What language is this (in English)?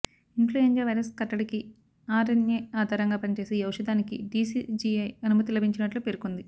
Telugu